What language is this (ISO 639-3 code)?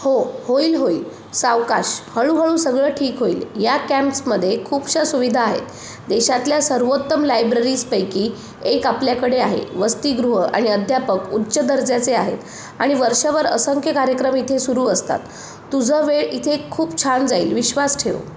mar